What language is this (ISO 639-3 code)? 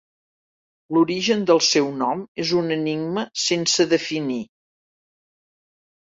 cat